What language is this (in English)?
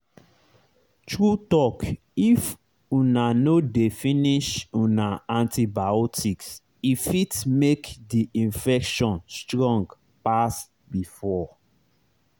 Nigerian Pidgin